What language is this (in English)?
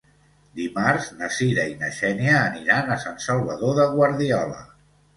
Catalan